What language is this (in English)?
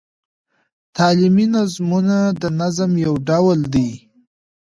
Pashto